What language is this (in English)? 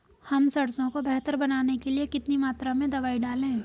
Hindi